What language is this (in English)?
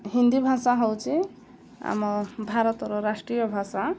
Odia